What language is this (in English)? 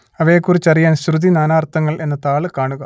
Malayalam